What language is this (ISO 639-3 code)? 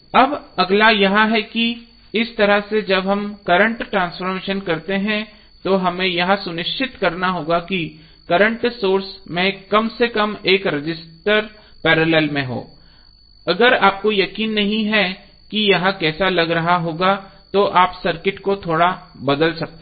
hin